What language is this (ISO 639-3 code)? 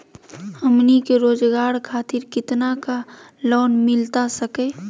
mag